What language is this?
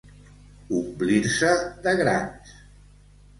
Catalan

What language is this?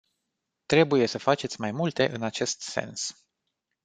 Romanian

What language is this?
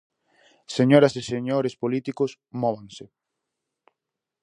Galician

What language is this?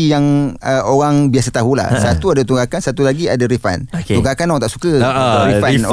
Malay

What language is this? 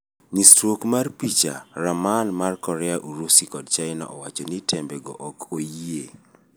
Luo (Kenya and Tanzania)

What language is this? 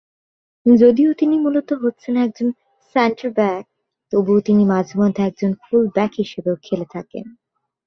Bangla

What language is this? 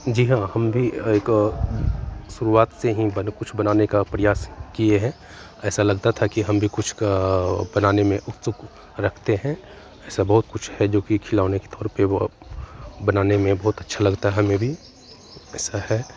Hindi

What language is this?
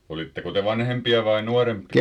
Finnish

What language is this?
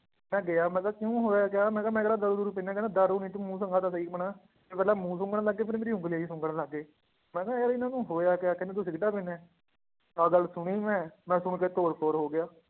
Punjabi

